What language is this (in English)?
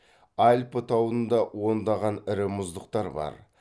Kazakh